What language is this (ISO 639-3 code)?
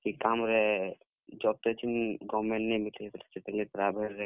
ori